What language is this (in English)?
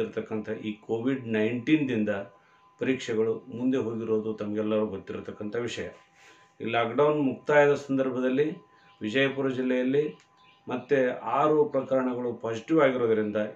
Romanian